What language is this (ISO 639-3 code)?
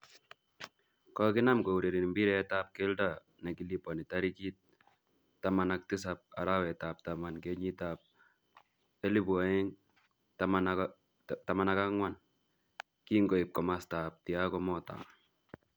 kln